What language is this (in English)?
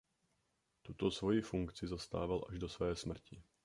Czech